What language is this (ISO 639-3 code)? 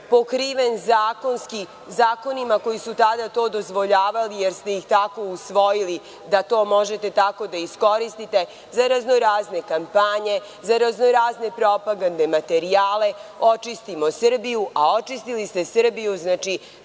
srp